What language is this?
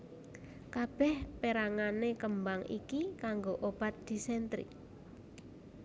Javanese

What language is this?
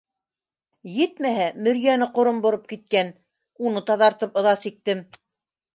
Bashkir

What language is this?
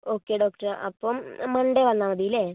Malayalam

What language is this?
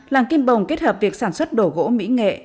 Vietnamese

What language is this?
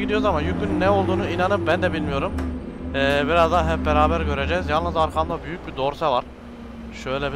Turkish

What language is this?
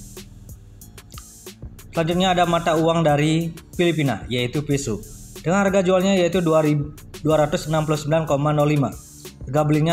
Indonesian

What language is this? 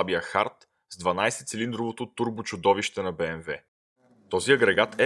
Bulgarian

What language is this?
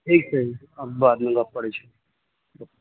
Maithili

